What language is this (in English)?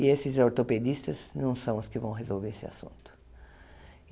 Portuguese